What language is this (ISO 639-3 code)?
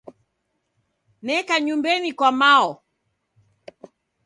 dav